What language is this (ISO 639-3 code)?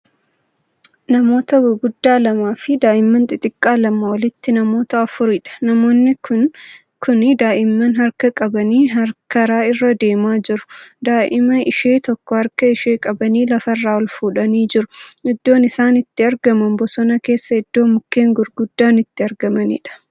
orm